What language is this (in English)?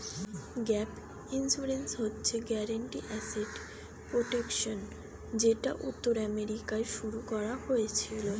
Bangla